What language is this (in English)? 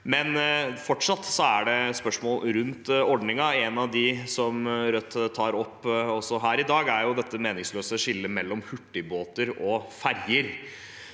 Norwegian